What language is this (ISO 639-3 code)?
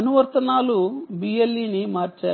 tel